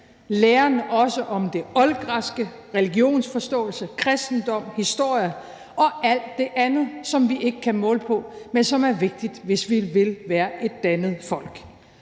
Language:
Danish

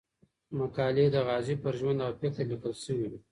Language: Pashto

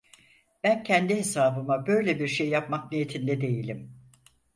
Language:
Turkish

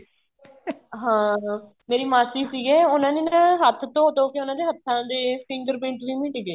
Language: Punjabi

